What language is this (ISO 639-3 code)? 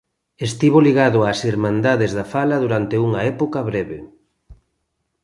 glg